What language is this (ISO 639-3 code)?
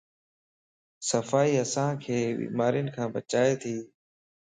lss